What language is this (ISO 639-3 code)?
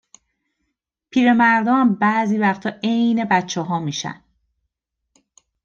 fas